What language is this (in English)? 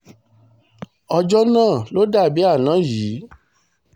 Yoruba